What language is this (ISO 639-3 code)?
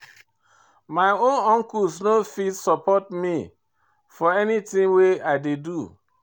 pcm